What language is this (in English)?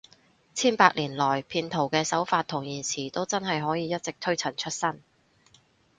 Cantonese